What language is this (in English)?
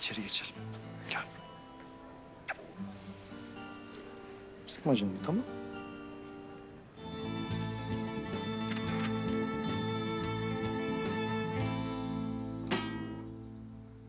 Turkish